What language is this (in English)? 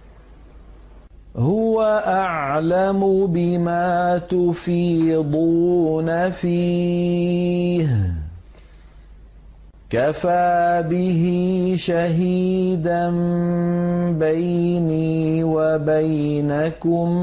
Arabic